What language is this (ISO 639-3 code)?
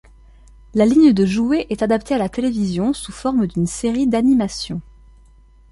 fra